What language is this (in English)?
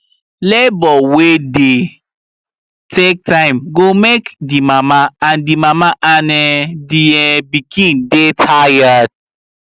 Nigerian Pidgin